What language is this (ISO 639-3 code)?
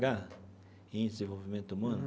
por